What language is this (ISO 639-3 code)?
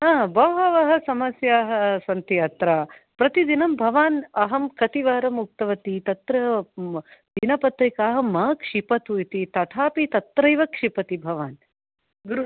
san